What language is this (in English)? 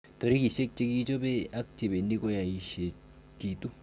Kalenjin